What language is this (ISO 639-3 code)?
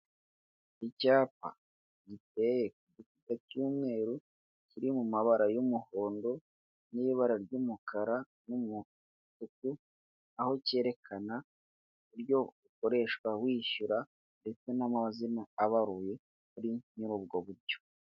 kin